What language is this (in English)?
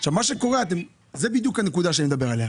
Hebrew